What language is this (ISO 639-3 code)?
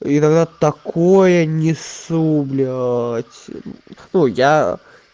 rus